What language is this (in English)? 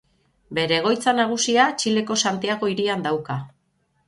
Basque